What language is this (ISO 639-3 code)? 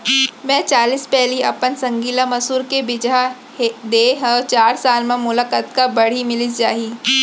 hne